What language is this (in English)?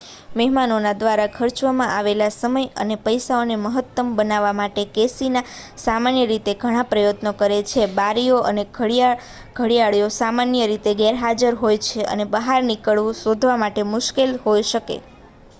Gujarati